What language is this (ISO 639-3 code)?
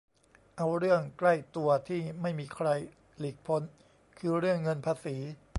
tha